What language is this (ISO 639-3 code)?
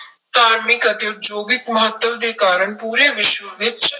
pan